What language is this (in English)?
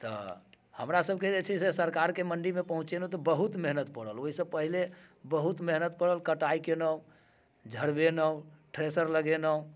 Maithili